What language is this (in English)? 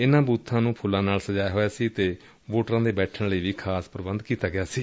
Punjabi